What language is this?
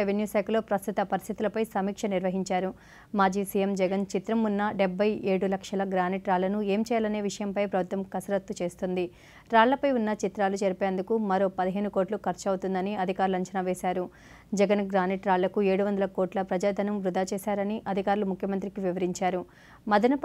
Telugu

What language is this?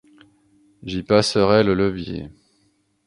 French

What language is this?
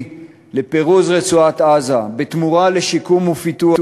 Hebrew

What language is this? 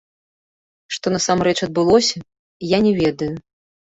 Belarusian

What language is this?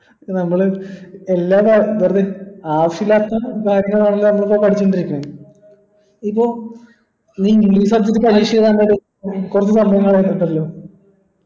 Malayalam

